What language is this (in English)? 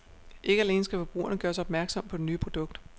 Danish